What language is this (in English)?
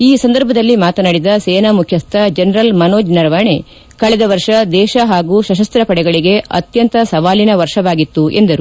Kannada